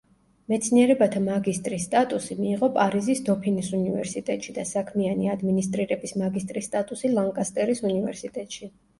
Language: Georgian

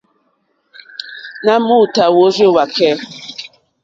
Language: Mokpwe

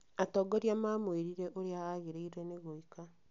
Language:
Kikuyu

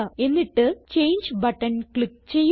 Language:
Malayalam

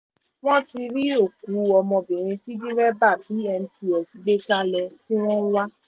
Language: Yoruba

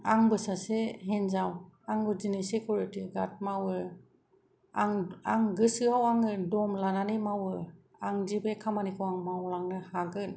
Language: Bodo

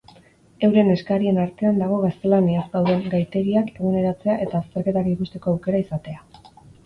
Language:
Basque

